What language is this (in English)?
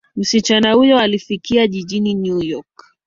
Swahili